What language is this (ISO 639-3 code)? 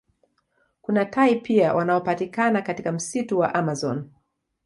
swa